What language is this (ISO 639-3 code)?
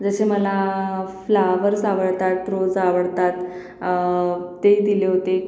mar